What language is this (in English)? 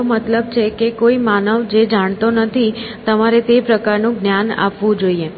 Gujarati